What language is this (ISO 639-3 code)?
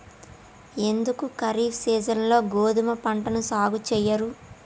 tel